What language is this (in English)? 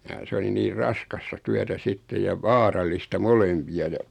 Finnish